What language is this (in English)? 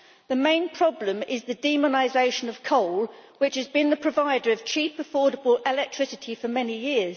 English